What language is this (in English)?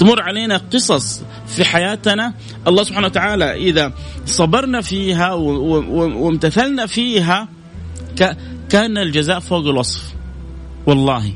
Arabic